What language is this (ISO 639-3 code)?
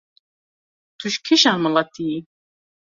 kur